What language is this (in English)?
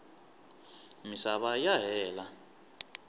Tsonga